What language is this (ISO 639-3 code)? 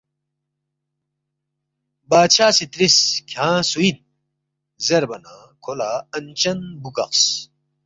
bft